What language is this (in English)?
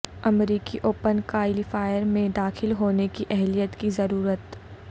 Urdu